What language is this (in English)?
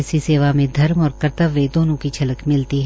Hindi